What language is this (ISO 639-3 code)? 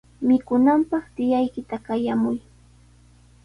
qws